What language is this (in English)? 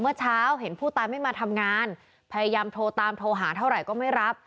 Thai